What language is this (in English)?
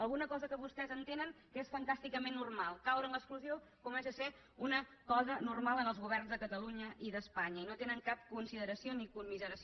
Catalan